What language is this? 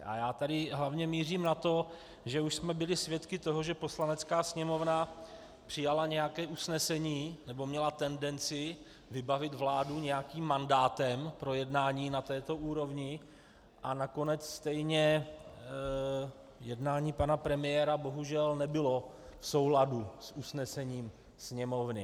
Czech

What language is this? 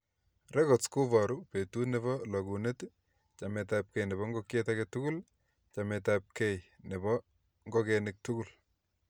Kalenjin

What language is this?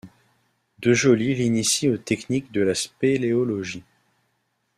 French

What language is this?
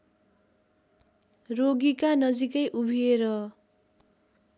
Nepali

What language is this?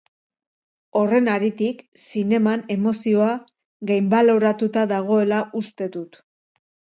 Basque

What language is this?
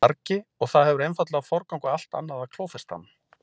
Icelandic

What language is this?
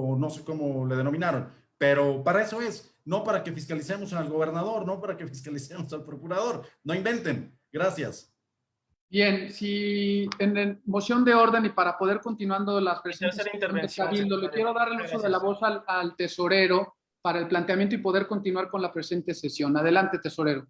Spanish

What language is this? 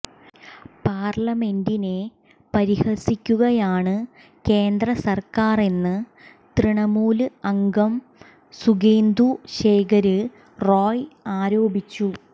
Malayalam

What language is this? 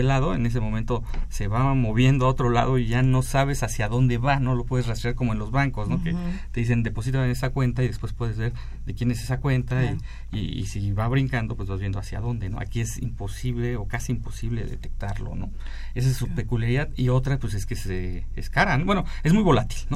Spanish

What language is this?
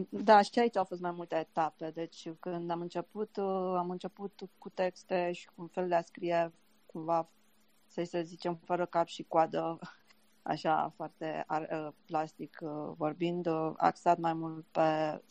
Romanian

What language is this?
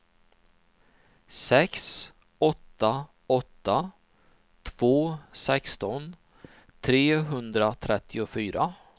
Swedish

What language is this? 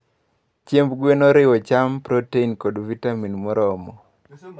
Luo (Kenya and Tanzania)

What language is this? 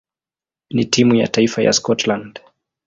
Swahili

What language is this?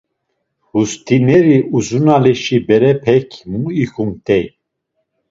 Laz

